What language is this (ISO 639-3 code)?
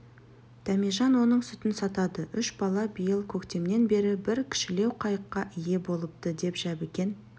kaz